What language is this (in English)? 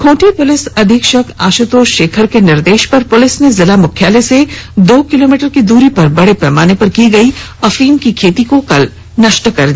Hindi